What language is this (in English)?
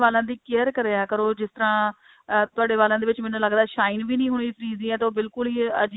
Punjabi